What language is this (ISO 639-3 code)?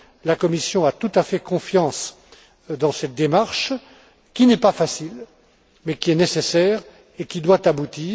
fra